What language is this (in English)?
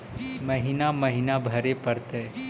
Magahi